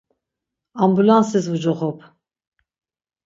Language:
Laz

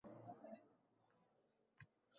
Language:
Uzbek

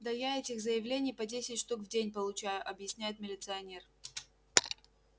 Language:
Russian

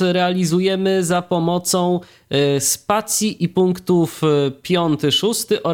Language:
Polish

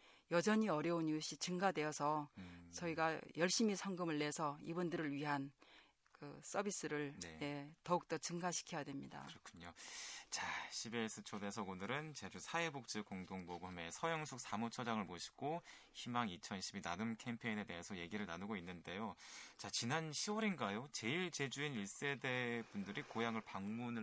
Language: Korean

